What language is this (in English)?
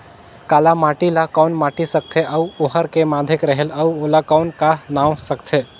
Chhattisgarhi